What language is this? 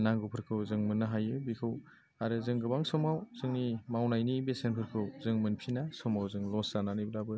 Bodo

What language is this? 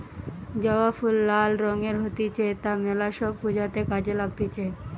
Bangla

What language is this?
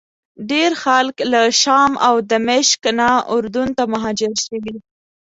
Pashto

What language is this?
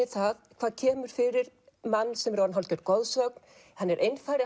Icelandic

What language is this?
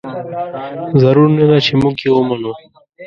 Pashto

